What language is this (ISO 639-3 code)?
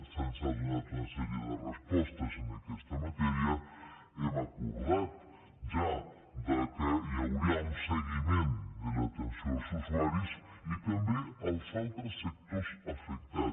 cat